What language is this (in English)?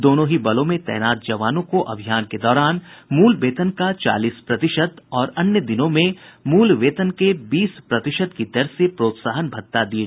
Hindi